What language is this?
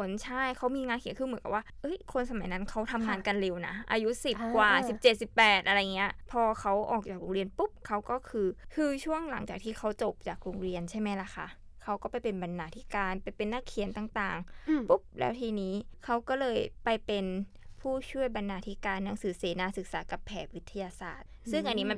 Thai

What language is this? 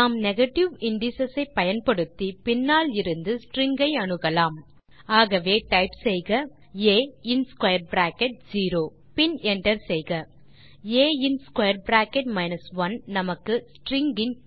Tamil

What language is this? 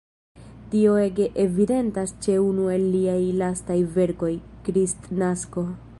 Esperanto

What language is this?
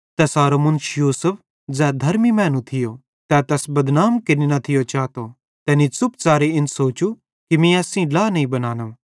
Bhadrawahi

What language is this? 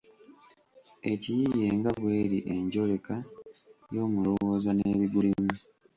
Ganda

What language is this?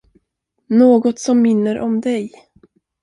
Swedish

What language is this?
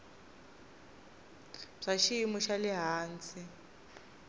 Tsonga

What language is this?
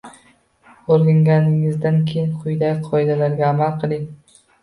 Uzbek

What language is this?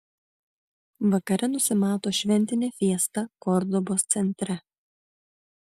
Lithuanian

